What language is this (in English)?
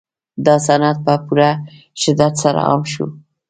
Pashto